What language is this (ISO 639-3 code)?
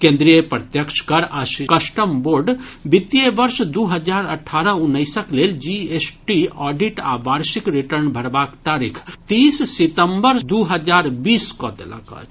mai